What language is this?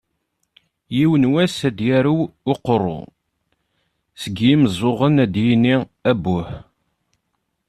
Kabyle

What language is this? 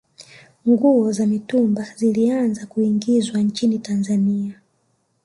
Swahili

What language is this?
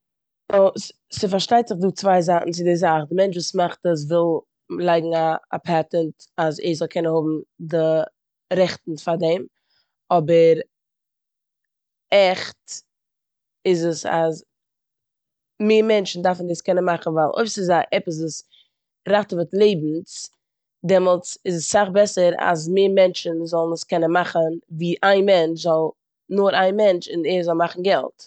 Yiddish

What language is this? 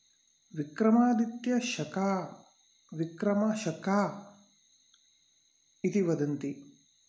Sanskrit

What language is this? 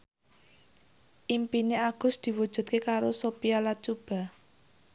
Javanese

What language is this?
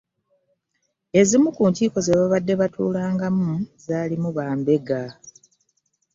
Ganda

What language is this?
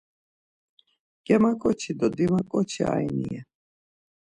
Laz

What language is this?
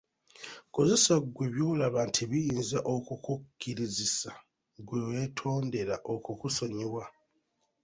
Ganda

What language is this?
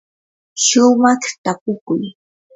Yanahuanca Pasco Quechua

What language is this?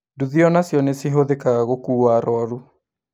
Kikuyu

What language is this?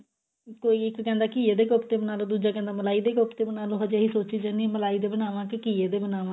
Punjabi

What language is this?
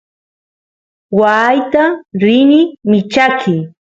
Santiago del Estero Quichua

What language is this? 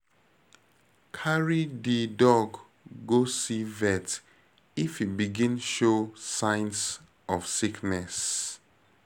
Nigerian Pidgin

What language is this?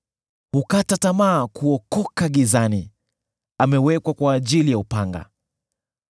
Swahili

